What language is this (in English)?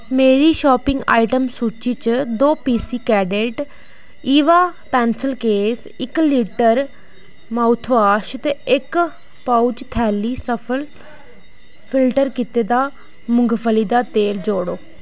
Dogri